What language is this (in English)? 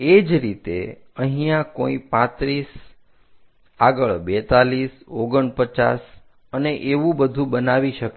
Gujarati